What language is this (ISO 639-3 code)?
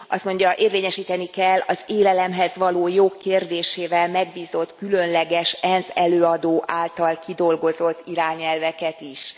hun